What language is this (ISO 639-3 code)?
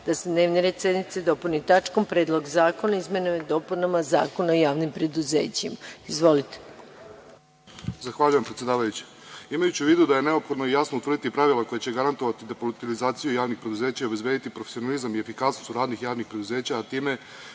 srp